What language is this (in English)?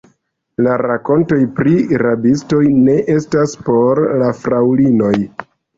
Esperanto